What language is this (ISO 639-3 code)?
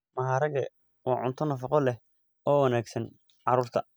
som